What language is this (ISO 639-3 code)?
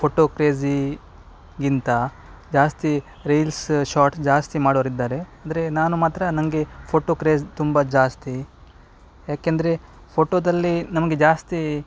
kan